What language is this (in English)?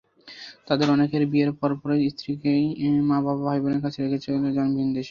Bangla